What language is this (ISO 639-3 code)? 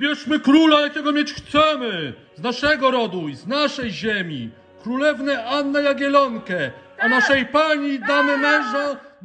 pol